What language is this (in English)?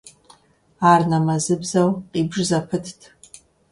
Kabardian